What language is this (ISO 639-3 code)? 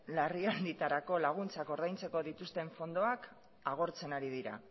eus